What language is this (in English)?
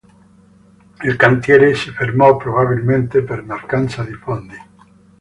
Italian